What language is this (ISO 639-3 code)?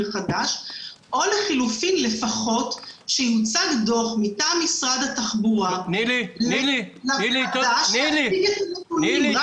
heb